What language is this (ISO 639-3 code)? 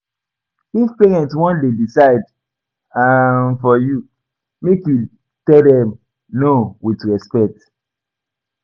pcm